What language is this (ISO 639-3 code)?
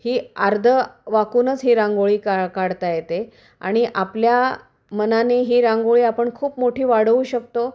mar